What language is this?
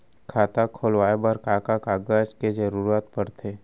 Chhattisgarhi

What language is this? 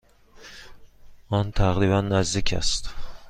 Persian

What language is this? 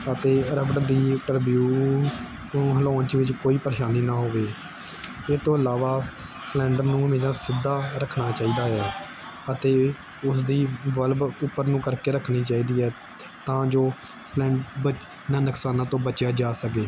Punjabi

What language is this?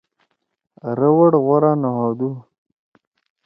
Torwali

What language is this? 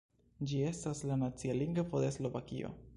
Esperanto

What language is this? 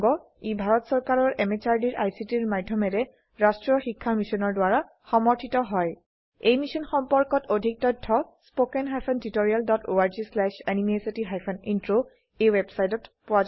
Assamese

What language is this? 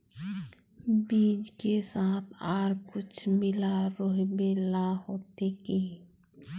Magahi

